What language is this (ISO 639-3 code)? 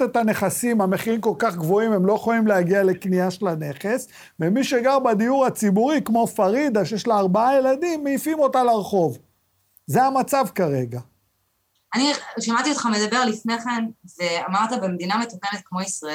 heb